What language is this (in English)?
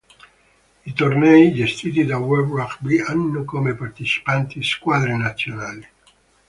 Italian